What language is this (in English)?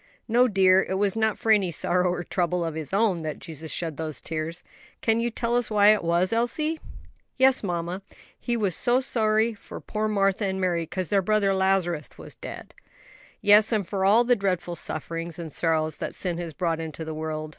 English